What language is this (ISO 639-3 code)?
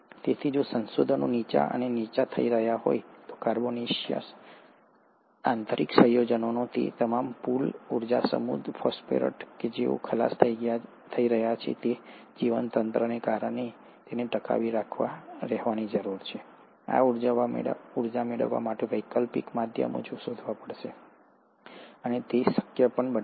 guj